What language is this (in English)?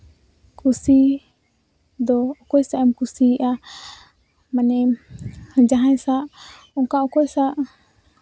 Santali